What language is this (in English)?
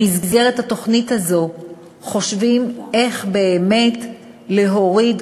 Hebrew